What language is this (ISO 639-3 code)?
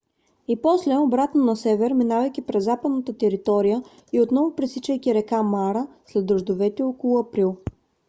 bul